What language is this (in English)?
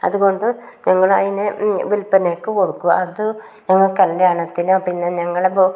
Malayalam